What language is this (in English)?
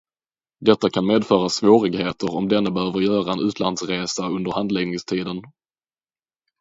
Swedish